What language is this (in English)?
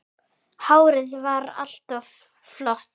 Icelandic